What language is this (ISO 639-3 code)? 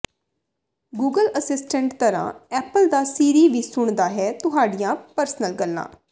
pan